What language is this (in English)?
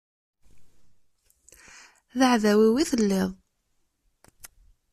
Kabyle